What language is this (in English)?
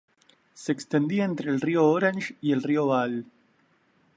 Spanish